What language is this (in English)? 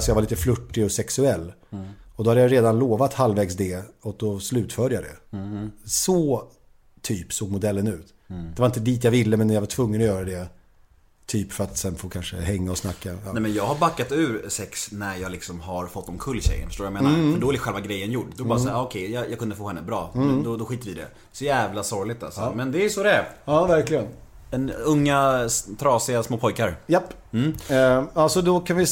Swedish